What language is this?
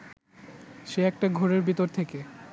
Bangla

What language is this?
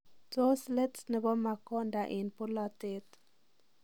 Kalenjin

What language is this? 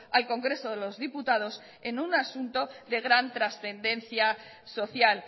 Spanish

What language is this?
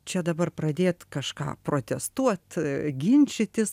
Lithuanian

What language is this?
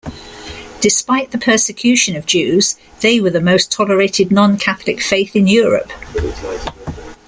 English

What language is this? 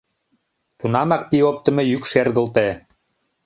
Mari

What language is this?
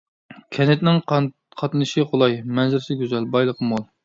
Uyghur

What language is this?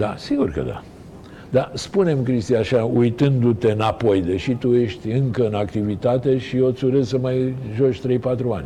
Romanian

